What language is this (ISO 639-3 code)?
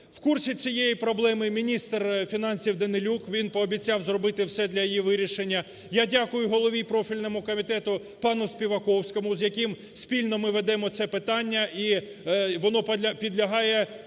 ukr